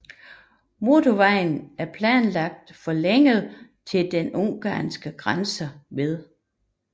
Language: Danish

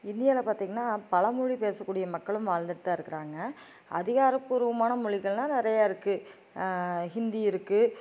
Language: Tamil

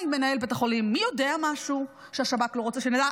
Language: Hebrew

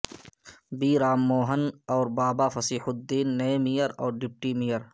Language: Urdu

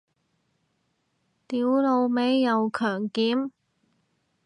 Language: Cantonese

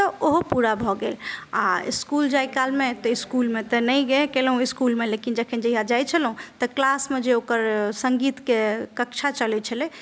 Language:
Maithili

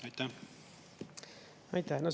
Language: Estonian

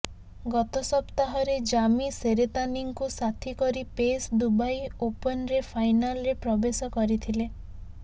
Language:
Odia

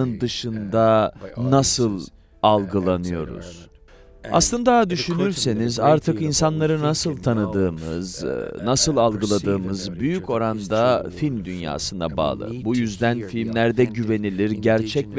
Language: Turkish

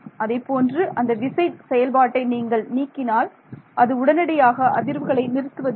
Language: Tamil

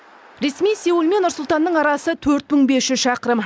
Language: Kazakh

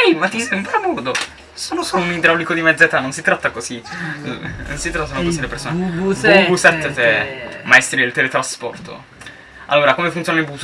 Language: Italian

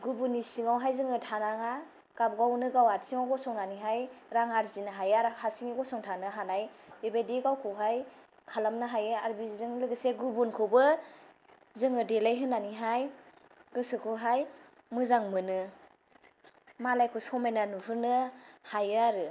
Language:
Bodo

